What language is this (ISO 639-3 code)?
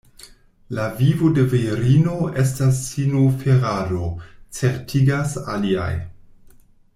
epo